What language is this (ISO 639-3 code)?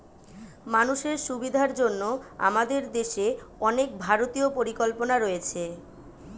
ben